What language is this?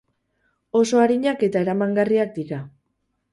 Basque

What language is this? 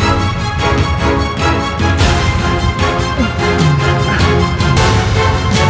Indonesian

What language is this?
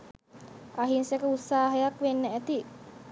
Sinhala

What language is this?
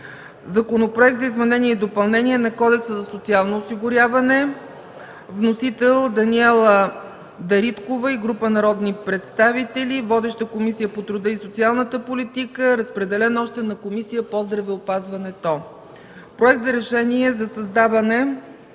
Bulgarian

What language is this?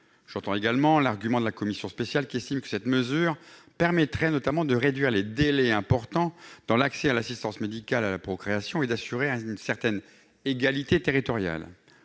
French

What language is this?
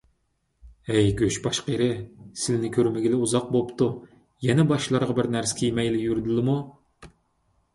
Uyghur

